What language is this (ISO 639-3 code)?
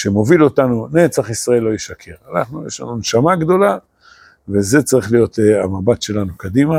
heb